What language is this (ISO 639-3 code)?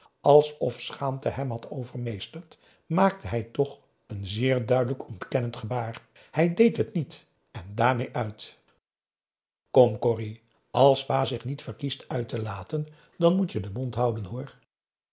nld